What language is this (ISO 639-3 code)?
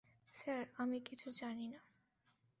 ben